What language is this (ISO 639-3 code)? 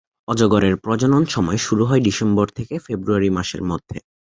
ben